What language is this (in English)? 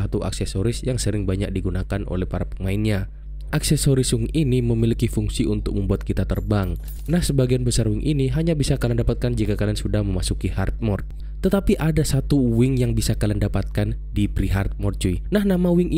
Indonesian